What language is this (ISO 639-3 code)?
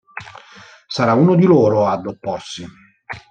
ita